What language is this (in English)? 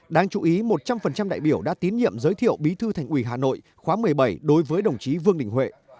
Vietnamese